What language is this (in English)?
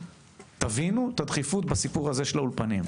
Hebrew